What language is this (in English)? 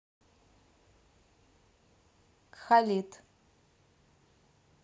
Russian